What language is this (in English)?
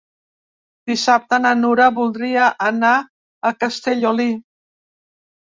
Catalan